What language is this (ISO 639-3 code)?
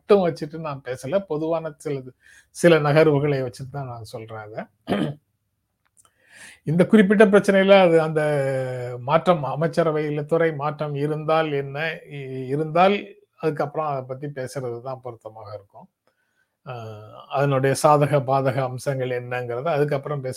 tam